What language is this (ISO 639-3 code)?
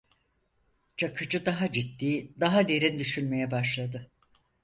tur